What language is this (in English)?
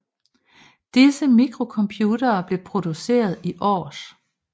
Danish